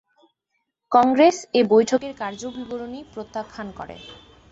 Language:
Bangla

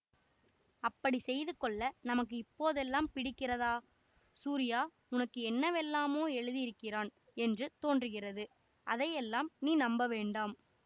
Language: Tamil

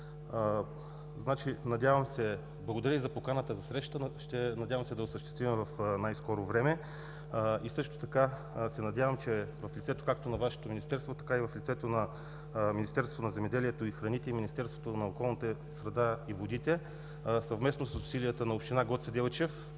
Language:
Bulgarian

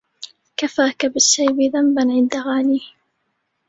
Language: Arabic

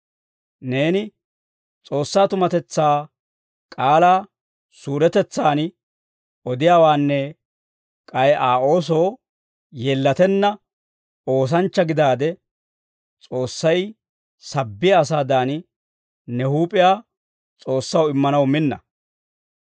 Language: Dawro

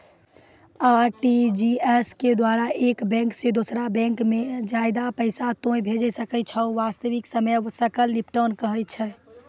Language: Maithili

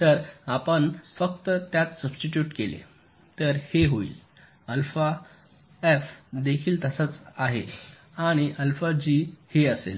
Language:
Marathi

